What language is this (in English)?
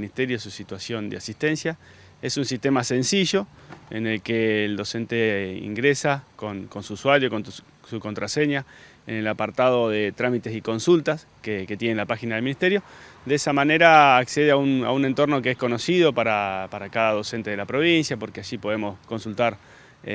Spanish